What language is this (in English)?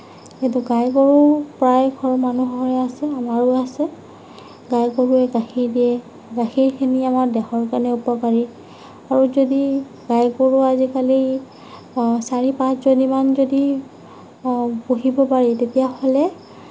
Assamese